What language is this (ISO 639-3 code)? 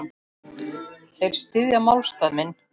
isl